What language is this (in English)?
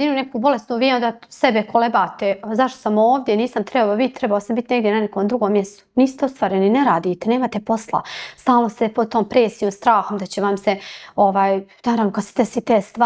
Croatian